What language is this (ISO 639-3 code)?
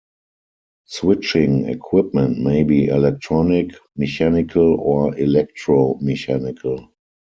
eng